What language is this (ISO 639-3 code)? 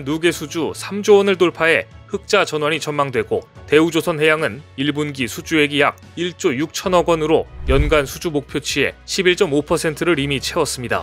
kor